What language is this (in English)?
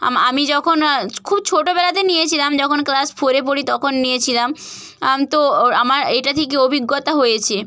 Bangla